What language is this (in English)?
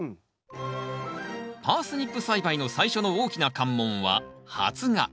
Japanese